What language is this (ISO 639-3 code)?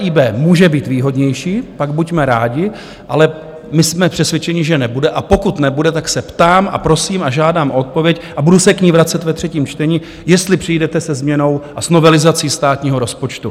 ces